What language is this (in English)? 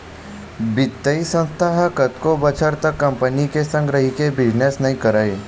Chhattisgarhi